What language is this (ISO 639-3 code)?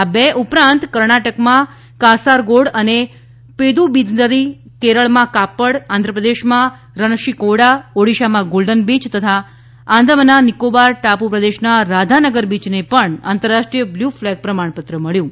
guj